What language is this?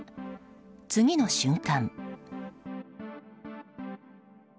Japanese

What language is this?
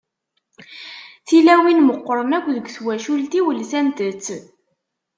Kabyle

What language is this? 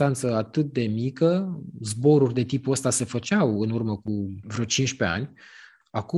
Romanian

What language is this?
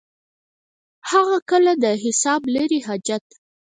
Pashto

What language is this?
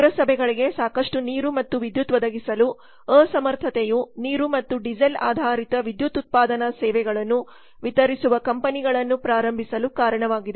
Kannada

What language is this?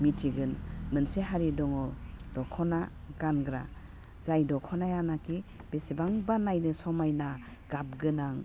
Bodo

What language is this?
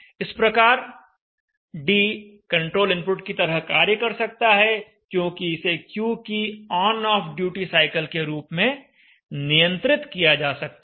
Hindi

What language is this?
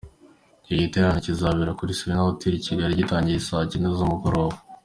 Kinyarwanda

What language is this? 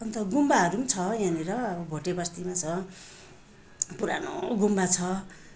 Nepali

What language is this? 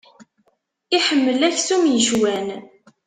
Kabyle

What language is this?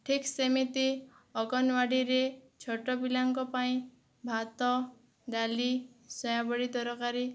Odia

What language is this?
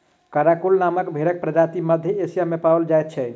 Maithili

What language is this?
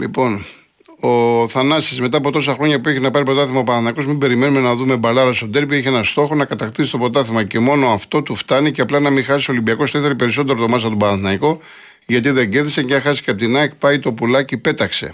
Greek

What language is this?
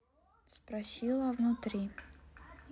Russian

